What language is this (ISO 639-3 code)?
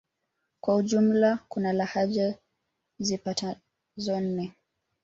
swa